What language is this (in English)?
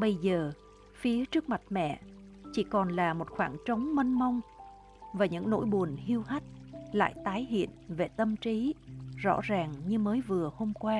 Vietnamese